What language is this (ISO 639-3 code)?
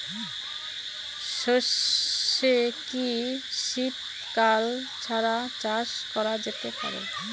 ben